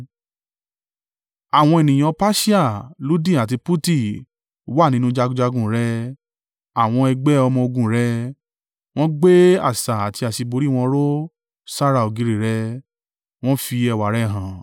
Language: Yoruba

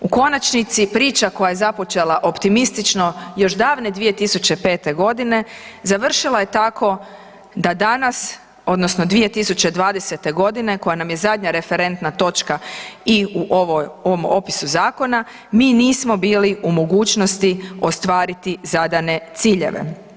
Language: Croatian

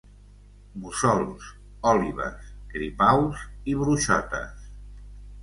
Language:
Catalan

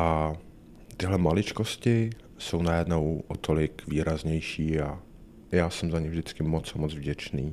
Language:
Czech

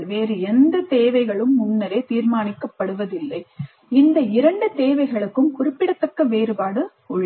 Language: Tamil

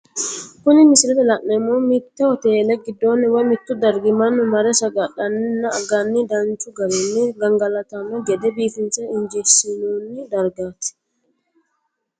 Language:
Sidamo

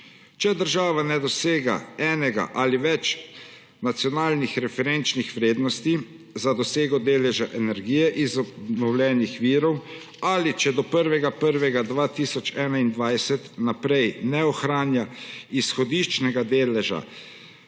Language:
Slovenian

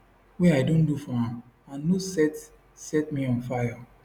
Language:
Nigerian Pidgin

